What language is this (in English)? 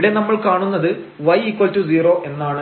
Malayalam